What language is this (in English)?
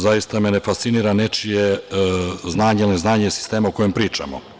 Serbian